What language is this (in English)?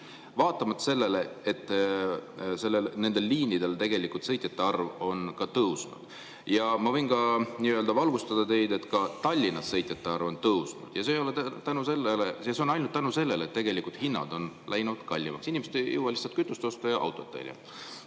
Estonian